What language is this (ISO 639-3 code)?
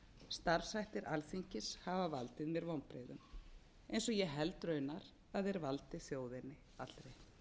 isl